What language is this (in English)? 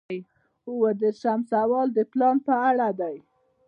Pashto